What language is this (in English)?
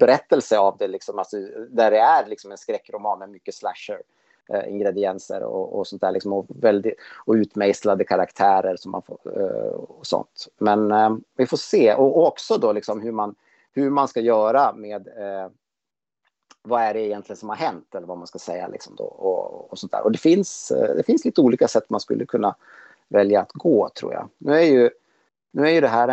Swedish